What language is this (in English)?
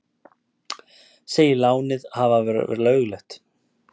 Icelandic